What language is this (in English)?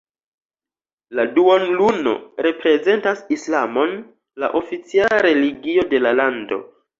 Esperanto